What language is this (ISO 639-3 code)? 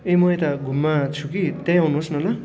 nep